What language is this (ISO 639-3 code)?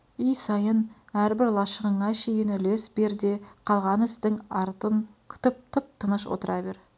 kaz